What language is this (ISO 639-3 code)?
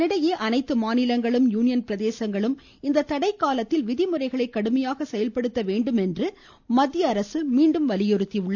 tam